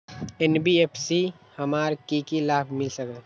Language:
Magahi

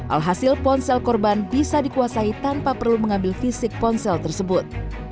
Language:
Indonesian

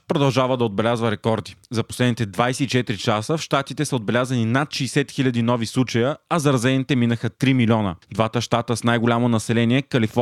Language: Bulgarian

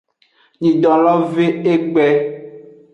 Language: Aja (Benin)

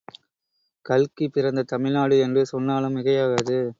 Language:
Tamil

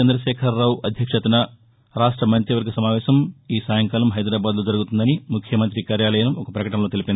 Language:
Telugu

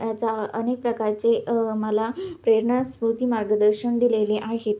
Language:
Marathi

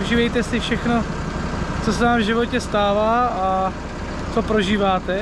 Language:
Czech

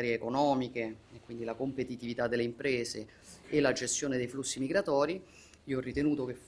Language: Italian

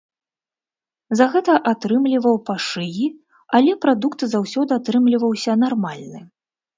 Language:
Belarusian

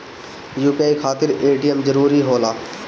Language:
Bhojpuri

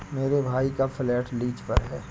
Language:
Hindi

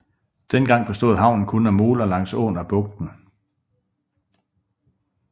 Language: Danish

